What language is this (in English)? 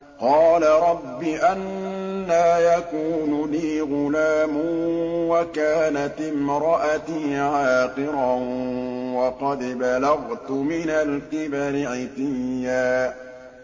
Arabic